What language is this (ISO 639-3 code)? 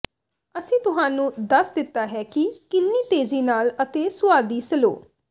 pan